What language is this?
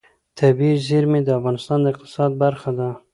Pashto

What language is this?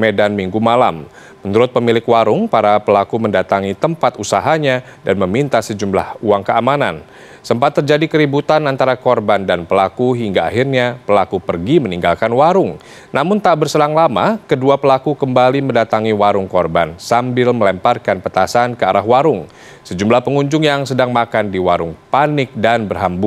Indonesian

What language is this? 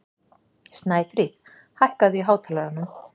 Icelandic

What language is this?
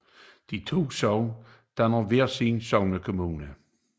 Danish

